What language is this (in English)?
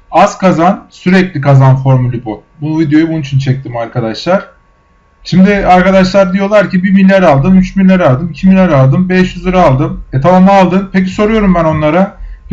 Turkish